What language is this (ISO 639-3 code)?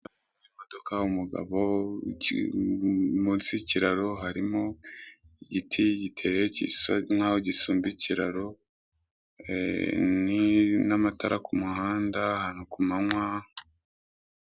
kin